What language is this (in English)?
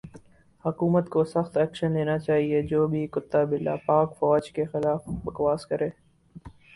Urdu